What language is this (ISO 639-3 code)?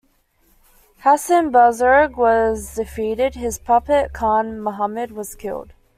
eng